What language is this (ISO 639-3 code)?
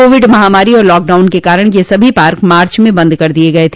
hin